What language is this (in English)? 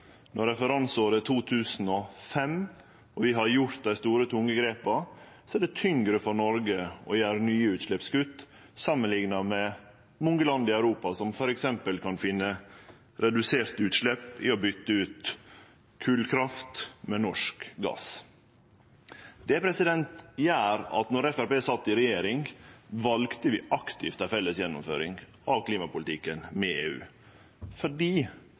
Norwegian Nynorsk